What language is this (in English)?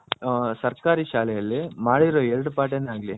Kannada